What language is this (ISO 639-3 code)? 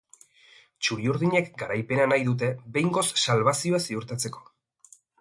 eus